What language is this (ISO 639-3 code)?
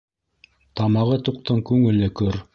bak